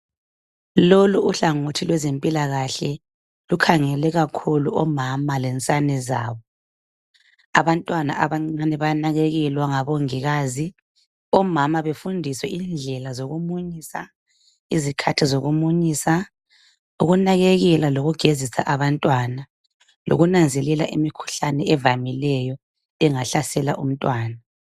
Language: North Ndebele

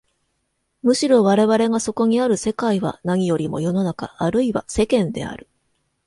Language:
Japanese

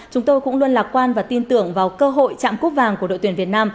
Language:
Vietnamese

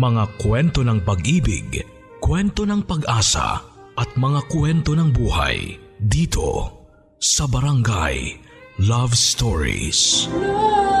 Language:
Filipino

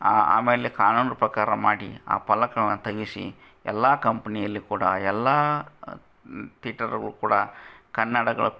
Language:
Kannada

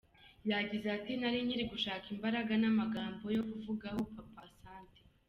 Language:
Kinyarwanda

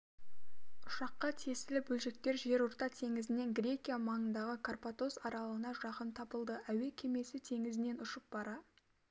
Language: Kazakh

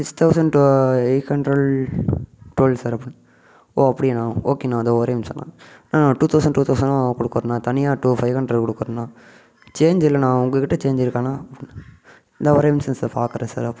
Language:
Tamil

